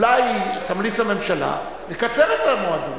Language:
Hebrew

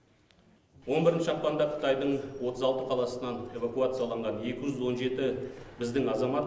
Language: Kazakh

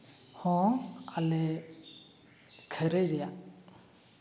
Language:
Santali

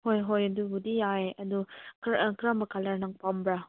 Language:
Manipuri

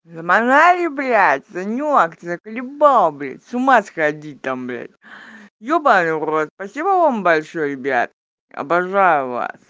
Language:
Russian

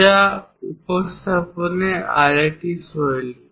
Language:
Bangla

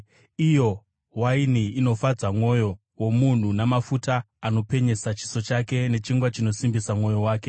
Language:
Shona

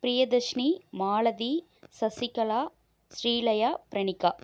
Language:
Tamil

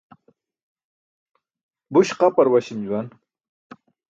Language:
Burushaski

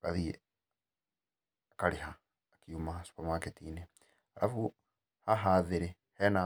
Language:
Kikuyu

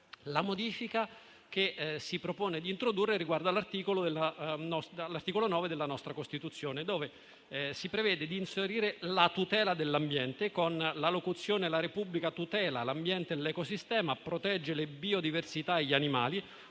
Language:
Italian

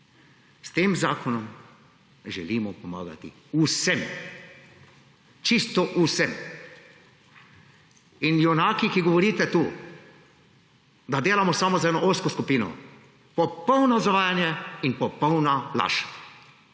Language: Slovenian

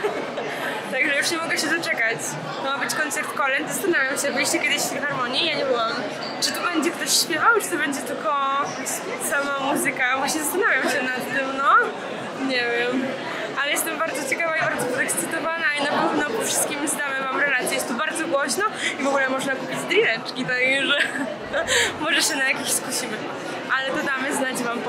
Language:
Polish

